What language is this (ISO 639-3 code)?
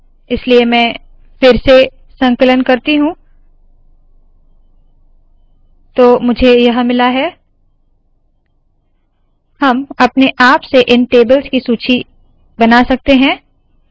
hin